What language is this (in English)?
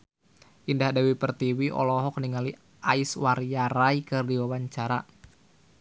Sundanese